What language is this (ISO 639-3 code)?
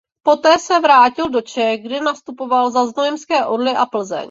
ces